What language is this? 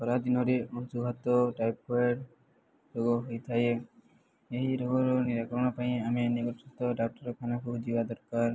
Odia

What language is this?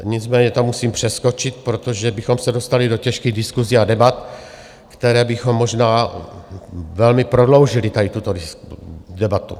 Czech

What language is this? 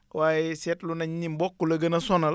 Wolof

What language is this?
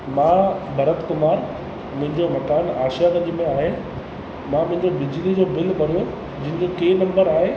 Sindhi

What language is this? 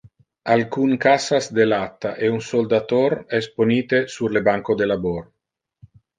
Interlingua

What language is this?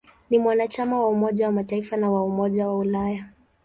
Swahili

